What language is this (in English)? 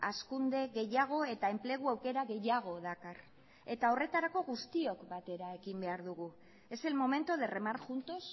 Basque